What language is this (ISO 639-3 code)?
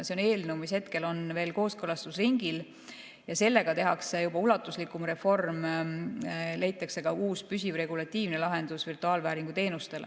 est